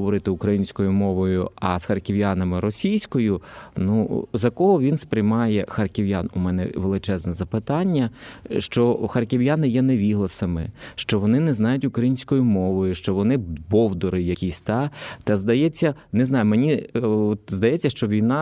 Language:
Ukrainian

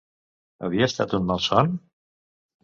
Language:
Catalan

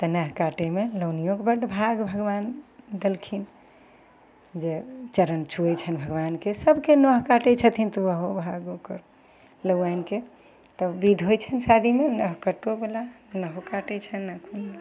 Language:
Maithili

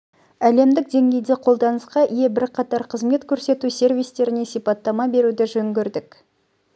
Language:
Kazakh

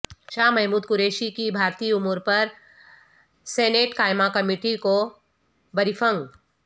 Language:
Urdu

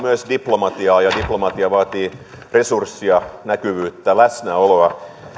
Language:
Finnish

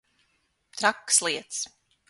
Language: Latvian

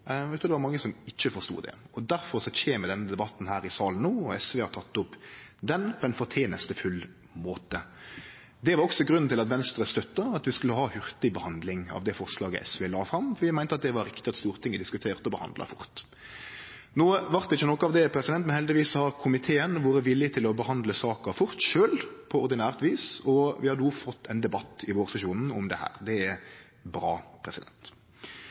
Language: Norwegian Nynorsk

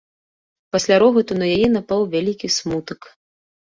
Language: Belarusian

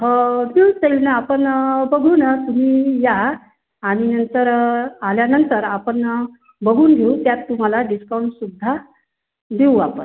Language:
Marathi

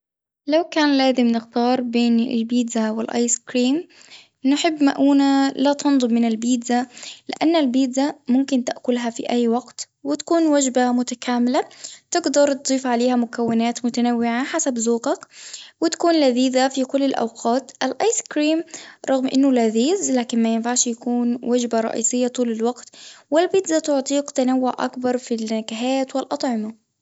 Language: Tunisian Arabic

